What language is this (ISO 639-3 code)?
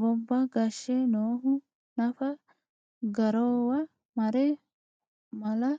sid